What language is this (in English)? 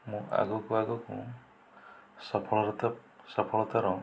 Odia